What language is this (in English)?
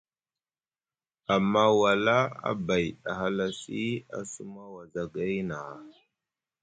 Musgu